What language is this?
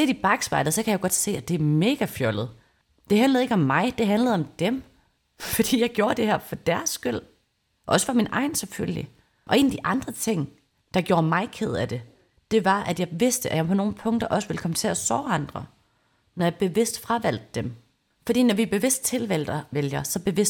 Danish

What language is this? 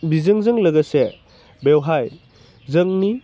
Bodo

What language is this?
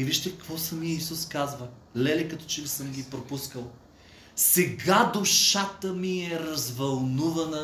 Bulgarian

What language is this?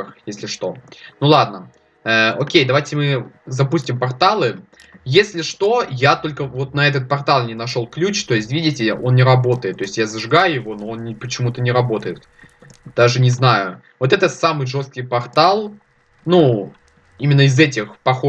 Russian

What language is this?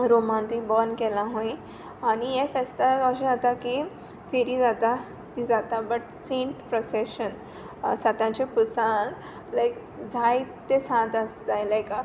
Konkani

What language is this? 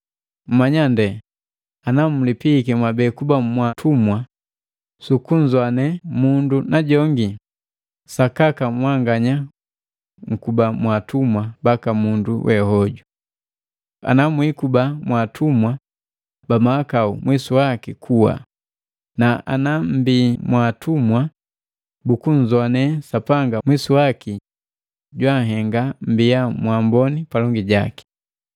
Matengo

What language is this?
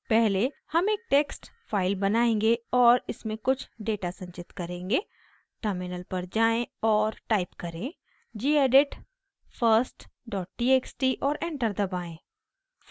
Hindi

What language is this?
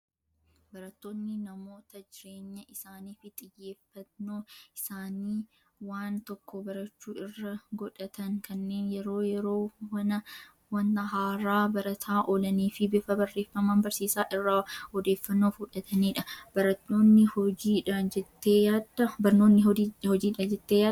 Oromo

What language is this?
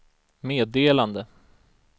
Swedish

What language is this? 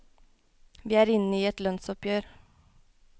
Norwegian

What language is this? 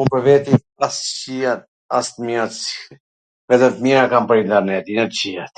Gheg Albanian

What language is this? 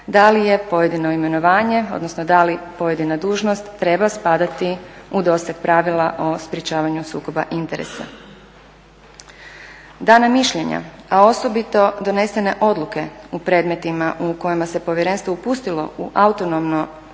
Croatian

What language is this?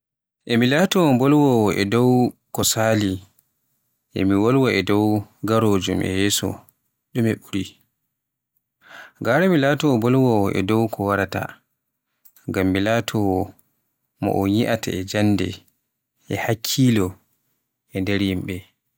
Borgu Fulfulde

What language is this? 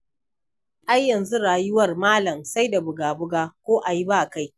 Hausa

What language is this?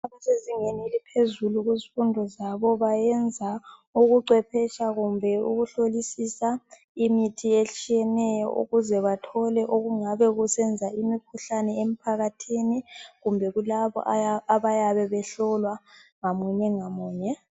North Ndebele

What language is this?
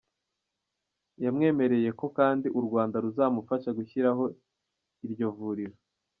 Kinyarwanda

